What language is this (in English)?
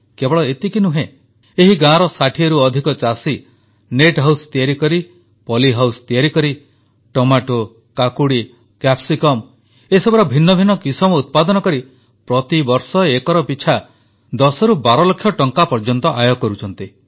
Odia